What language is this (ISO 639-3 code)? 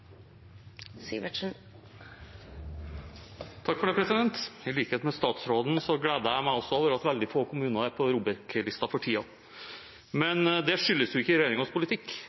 nor